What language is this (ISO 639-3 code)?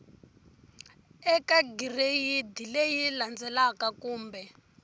tso